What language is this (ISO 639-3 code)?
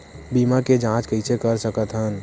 hne